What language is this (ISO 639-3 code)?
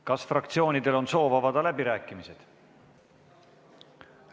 est